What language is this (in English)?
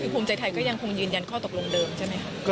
Thai